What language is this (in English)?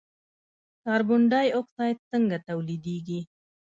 Pashto